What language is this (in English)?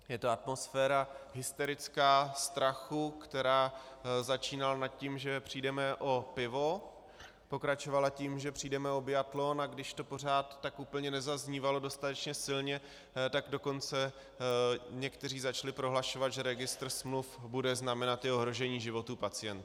Czech